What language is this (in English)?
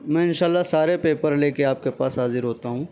Urdu